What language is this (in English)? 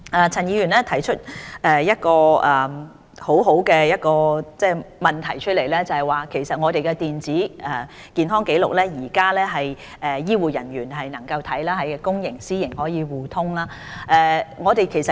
Cantonese